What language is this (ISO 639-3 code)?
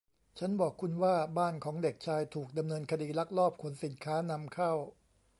tha